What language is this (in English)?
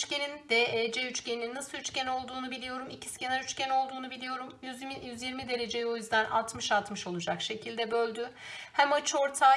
Turkish